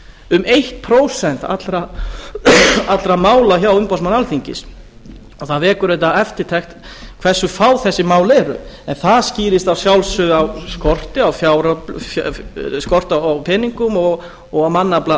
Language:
Icelandic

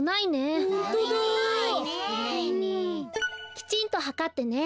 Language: Japanese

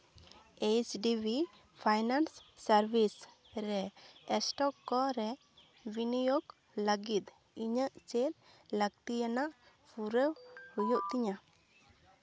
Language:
Santali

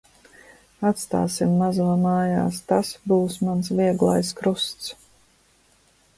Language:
Latvian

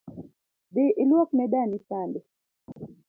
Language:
Luo (Kenya and Tanzania)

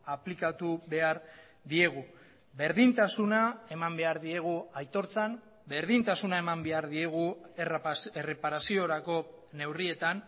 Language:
Basque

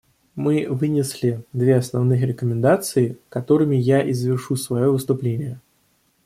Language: Russian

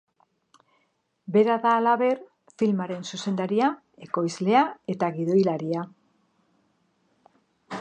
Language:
Basque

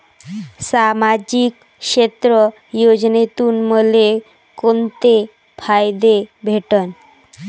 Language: Marathi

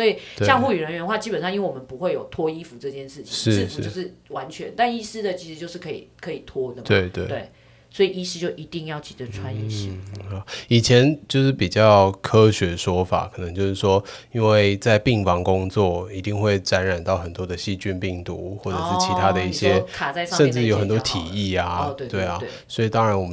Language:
Chinese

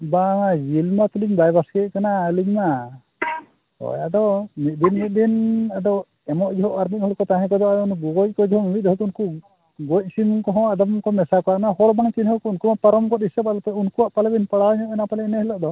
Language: Santali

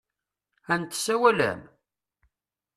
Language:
Kabyle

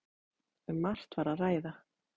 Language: Icelandic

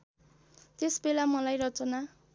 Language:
Nepali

